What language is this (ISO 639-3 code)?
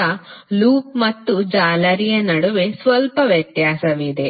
kan